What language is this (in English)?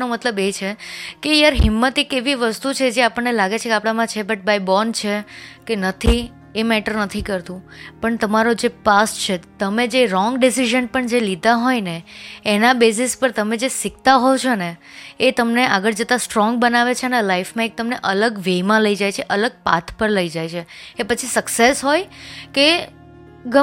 Gujarati